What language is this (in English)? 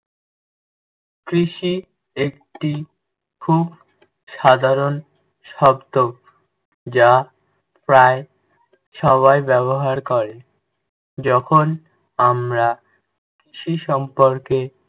Bangla